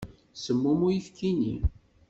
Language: Kabyle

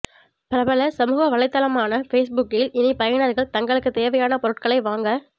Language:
Tamil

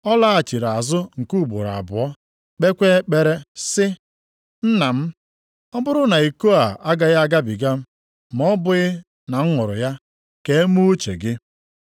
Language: Igbo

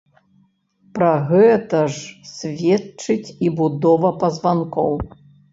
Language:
Belarusian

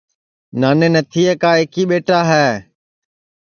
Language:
Sansi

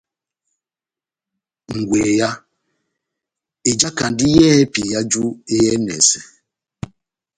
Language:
Batanga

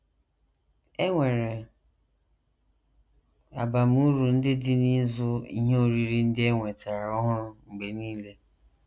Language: Igbo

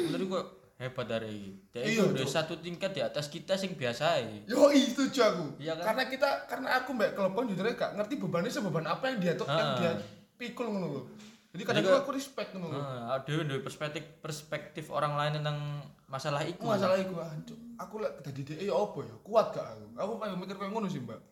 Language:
Indonesian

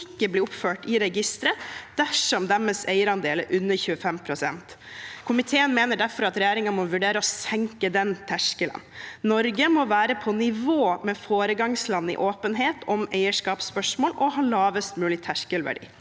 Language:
Norwegian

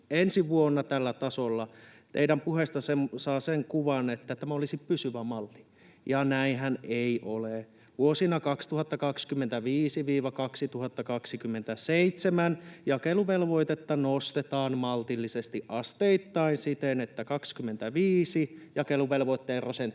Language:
Finnish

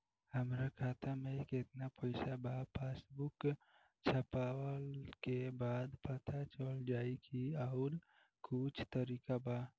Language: Bhojpuri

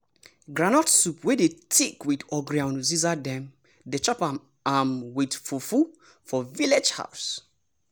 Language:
Nigerian Pidgin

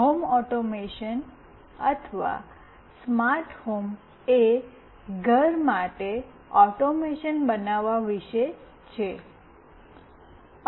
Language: Gujarati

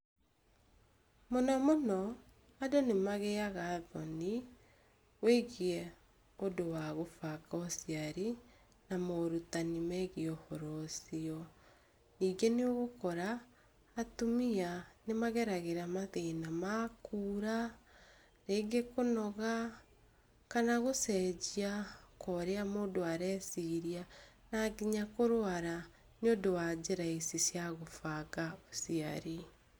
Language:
Kikuyu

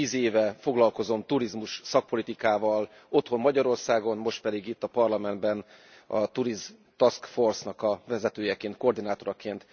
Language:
Hungarian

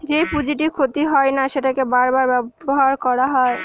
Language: Bangla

